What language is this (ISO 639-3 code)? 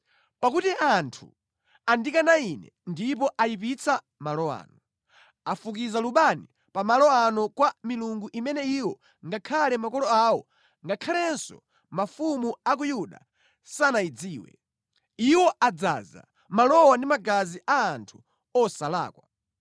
nya